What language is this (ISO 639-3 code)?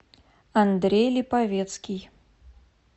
rus